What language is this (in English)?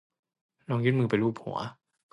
Thai